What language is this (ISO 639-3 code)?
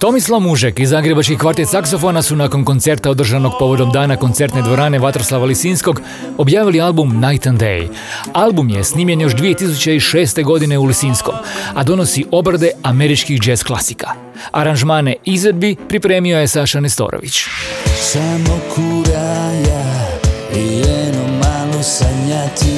hrv